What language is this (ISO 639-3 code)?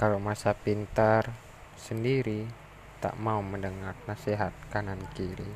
msa